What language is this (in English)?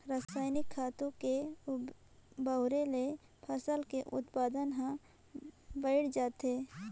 Chhattisgarhi